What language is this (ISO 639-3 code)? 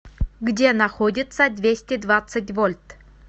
rus